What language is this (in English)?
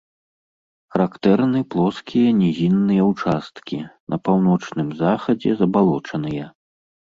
Belarusian